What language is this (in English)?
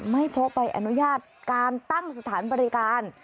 Thai